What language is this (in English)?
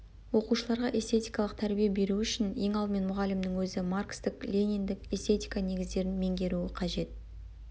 Kazakh